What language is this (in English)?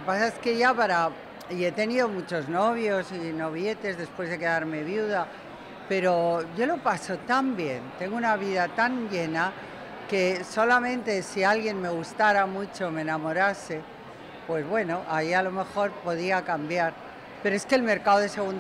Spanish